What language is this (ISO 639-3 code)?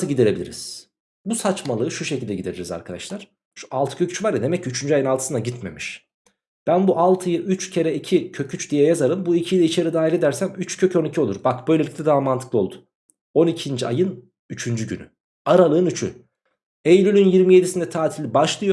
tur